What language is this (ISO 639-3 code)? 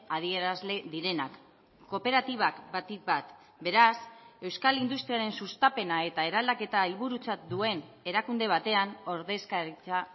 eus